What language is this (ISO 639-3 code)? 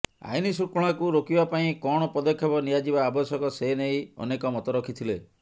ori